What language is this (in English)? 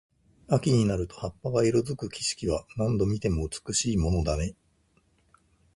Japanese